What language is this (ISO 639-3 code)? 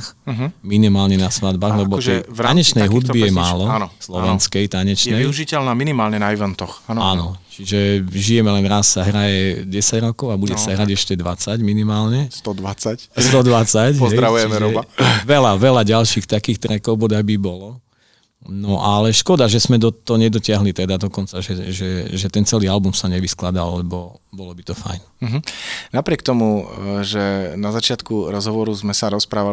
slk